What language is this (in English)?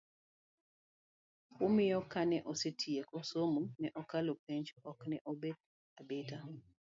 Luo (Kenya and Tanzania)